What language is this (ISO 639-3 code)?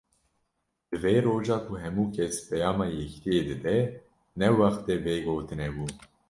kur